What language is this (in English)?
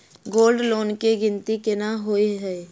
Maithili